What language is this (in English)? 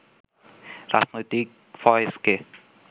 Bangla